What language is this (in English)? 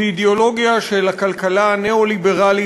Hebrew